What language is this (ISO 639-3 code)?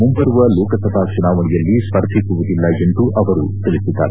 kan